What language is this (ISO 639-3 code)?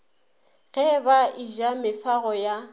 nso